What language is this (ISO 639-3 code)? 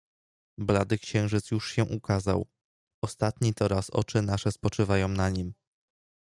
pol